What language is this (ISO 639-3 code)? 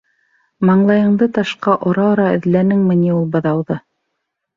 bak